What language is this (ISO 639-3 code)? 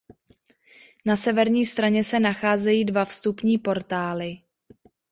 ces